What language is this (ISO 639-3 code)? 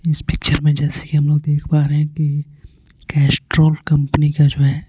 hin